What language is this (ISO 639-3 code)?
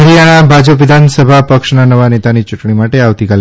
guj